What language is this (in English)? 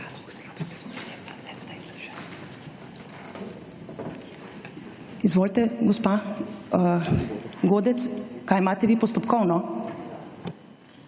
Slovenian